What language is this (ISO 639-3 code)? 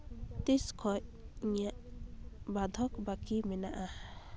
sat